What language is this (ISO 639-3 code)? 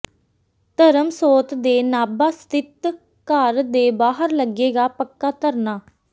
pan